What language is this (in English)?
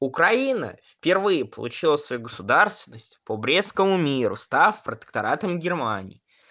Russian